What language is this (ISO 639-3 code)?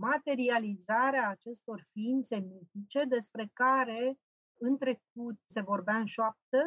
ron